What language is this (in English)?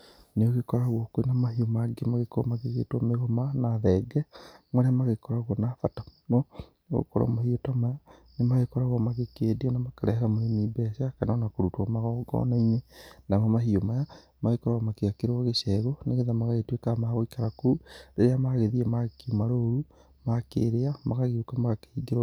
Kikuyu